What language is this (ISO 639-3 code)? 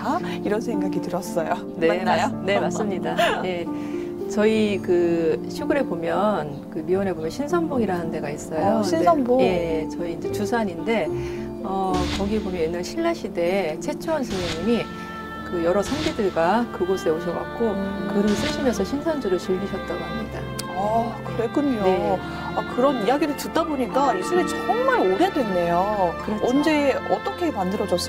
kor